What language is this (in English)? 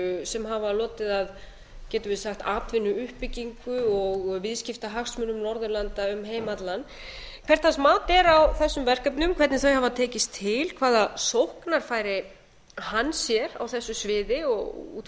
Icelandic